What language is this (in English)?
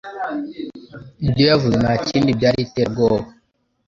Kinyarwanda